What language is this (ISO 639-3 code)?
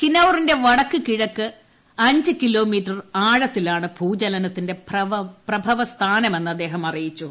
mal